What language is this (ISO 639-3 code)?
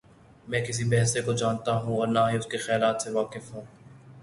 urd